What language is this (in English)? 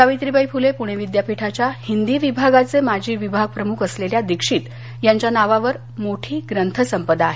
Marathi